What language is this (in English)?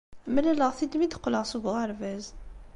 Kabyle